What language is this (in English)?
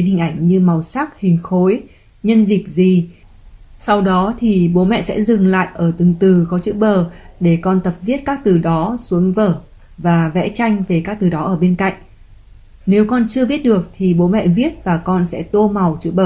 Vietnamese